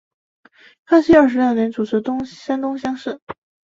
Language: Chinese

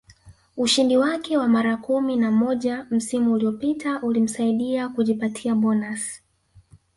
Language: Swahili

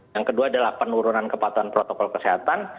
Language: Indonesian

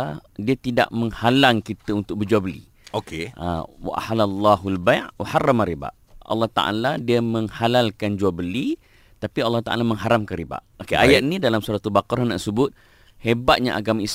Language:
Malay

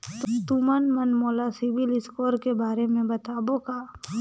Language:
Chhattisgarhi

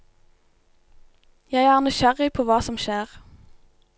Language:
Norwegian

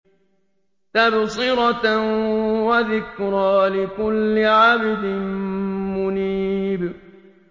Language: Arabic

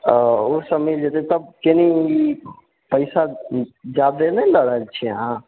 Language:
Maithili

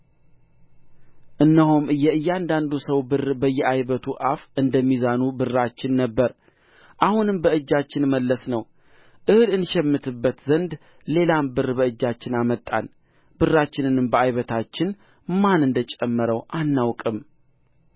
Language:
Amharic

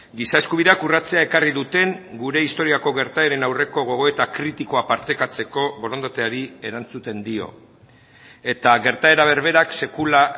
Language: Basque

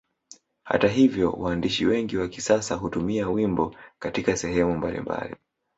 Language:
Swahili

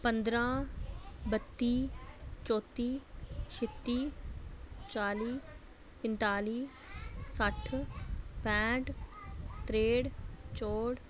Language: Dogri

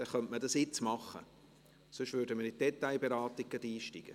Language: Swiss German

